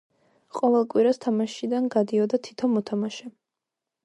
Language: Georgian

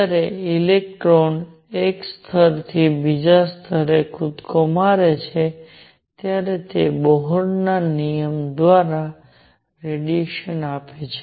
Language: Gujarati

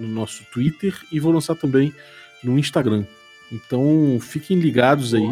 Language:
Portuguese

